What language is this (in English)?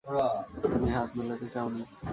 Bangla